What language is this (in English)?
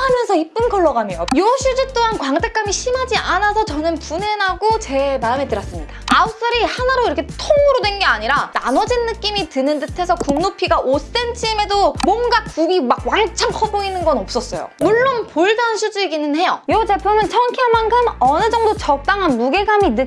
Korean